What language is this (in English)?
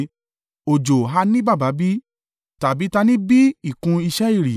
Yoruba